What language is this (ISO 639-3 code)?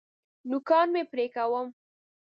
pus